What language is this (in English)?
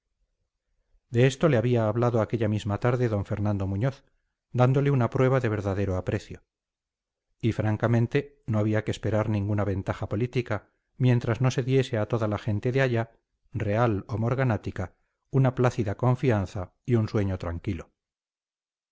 Spanish